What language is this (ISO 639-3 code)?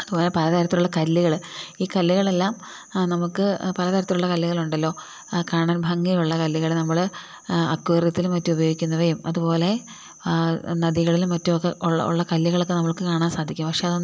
mal